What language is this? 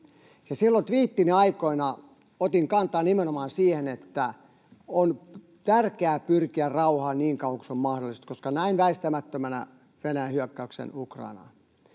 Finnish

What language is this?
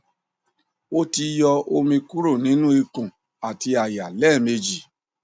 Yoruba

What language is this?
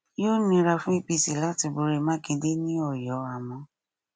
Yoruba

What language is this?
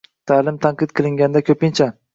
Uzbek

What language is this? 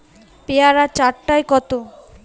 Bangla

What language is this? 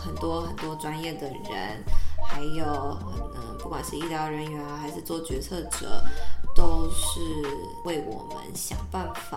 Chinese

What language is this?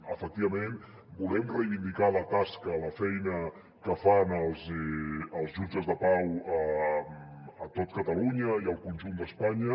Catalan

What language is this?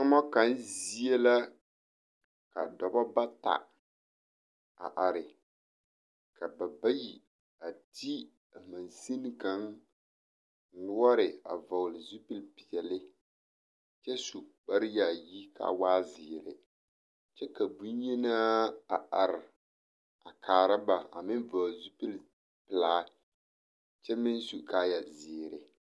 Southern Dagaare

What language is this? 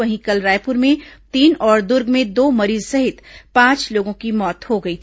Hindi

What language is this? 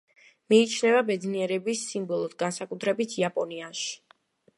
Georgian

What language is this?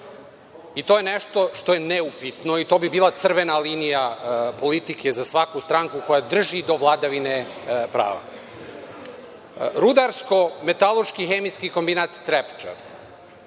Serbian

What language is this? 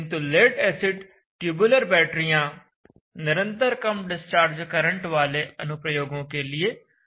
Hindi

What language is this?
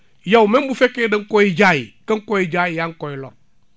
Wolof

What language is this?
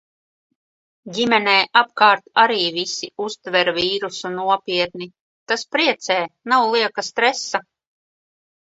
Latvian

